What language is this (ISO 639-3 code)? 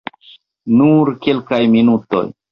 epo